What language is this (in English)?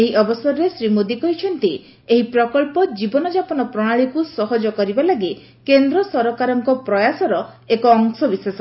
Odia